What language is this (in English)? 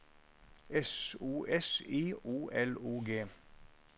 Norwegian